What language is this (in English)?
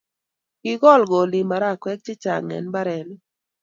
Kalenjin